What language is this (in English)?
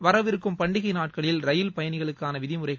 Tamil